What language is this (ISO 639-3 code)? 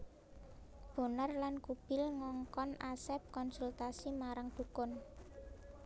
jav